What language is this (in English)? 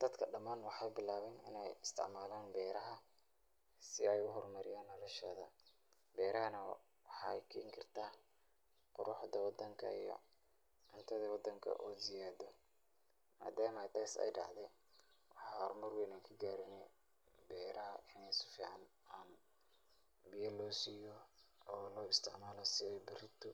Somali